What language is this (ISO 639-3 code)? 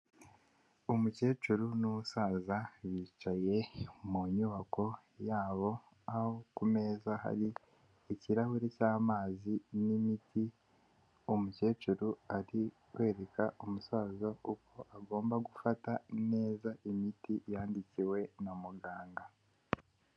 kin